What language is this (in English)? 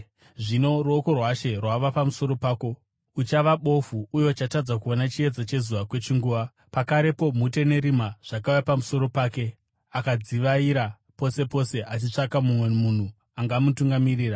Shona